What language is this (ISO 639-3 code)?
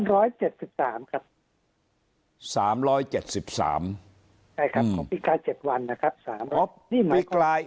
tha